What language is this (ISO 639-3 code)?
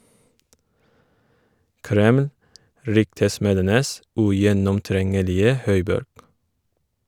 nor